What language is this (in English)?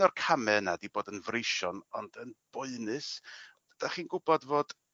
Welsh